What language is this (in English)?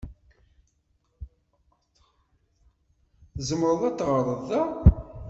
Kabyle